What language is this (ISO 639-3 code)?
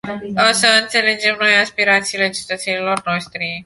ron